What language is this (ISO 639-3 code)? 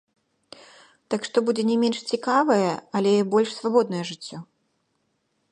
bel